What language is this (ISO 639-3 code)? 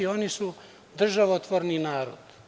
srp